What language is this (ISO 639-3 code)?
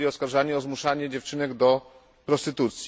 pol